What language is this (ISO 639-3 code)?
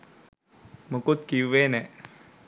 sin